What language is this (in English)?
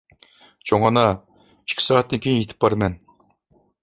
Uyghur